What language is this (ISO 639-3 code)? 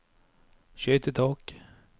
nor